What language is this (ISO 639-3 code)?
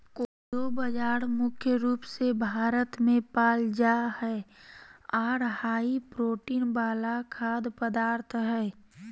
mag